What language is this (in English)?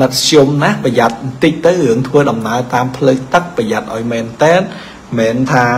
Thai